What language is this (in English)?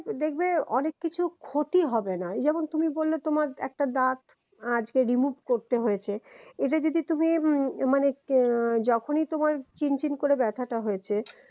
Bangla